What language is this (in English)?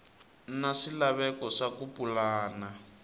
Tsonga